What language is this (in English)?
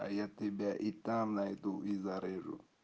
Russian